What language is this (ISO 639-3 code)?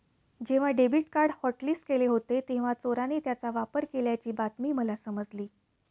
mar